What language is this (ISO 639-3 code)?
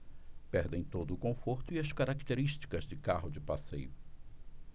por